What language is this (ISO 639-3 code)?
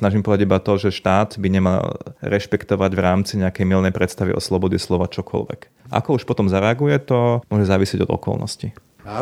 slk